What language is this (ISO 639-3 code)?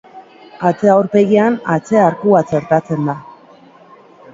eus